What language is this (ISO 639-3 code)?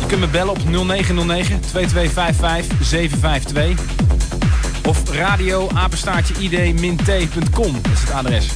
nld